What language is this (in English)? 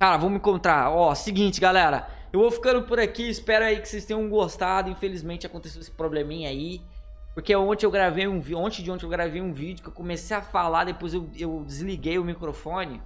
Portuguese